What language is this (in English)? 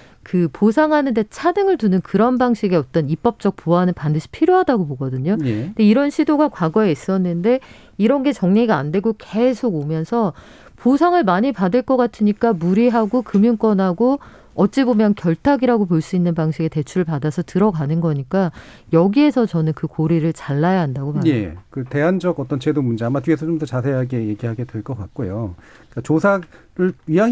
Korean